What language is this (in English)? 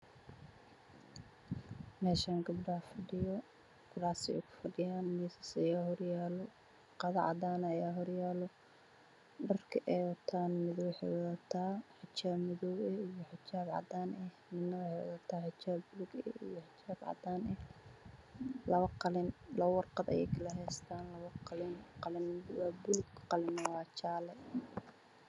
Somali